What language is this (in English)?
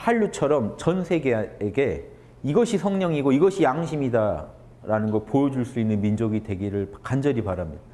Korean